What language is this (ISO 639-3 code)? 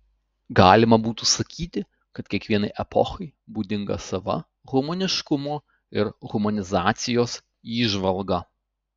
lit